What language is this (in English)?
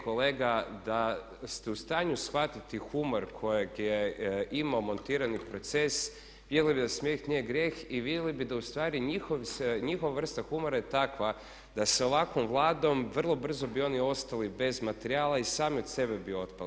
Croatian